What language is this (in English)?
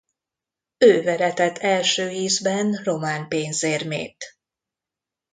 Hungarian